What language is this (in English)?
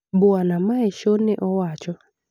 Luo (Kenya and Tanzania)